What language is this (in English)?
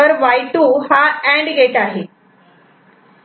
Marathi